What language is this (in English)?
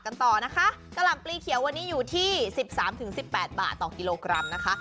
Thai